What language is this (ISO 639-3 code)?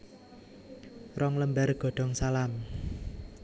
jav